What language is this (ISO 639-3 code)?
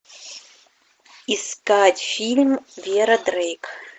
rus